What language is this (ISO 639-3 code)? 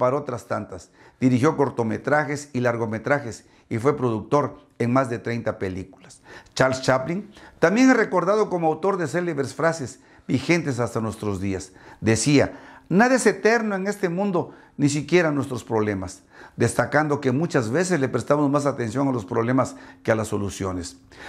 spa